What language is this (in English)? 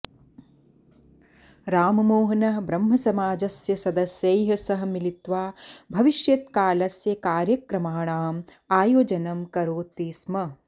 Sanskrit